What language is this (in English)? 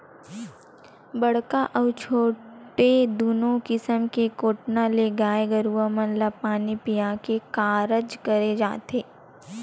Chhattisgarhi